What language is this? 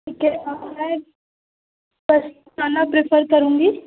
Hindi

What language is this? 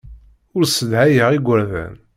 Kabyle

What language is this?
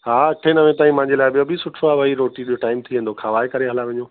Sindhi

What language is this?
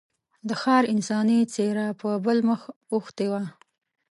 Pashto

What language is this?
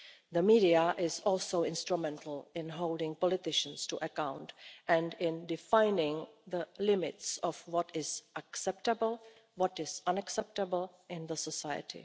English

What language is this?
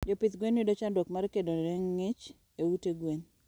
Luo (Kenya and Tanzania)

